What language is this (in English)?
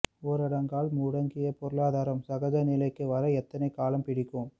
Tamil